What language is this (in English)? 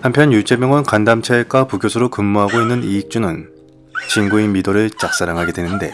Korean